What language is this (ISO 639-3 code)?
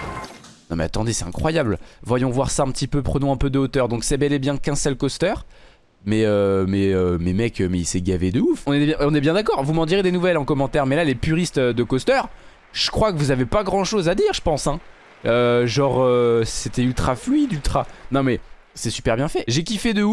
fra